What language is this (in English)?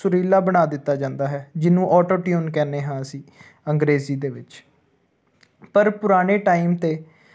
Punjabi